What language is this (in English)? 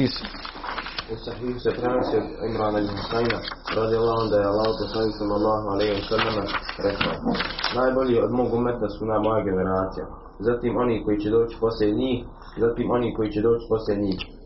Croatian